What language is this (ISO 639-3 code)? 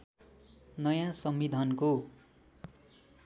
nep